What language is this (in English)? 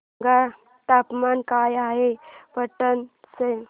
Marathi